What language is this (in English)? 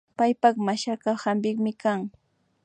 Imbabura Highland Quichua